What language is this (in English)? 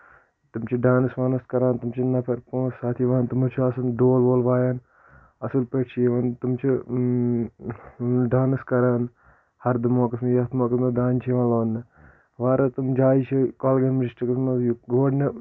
Kashmiri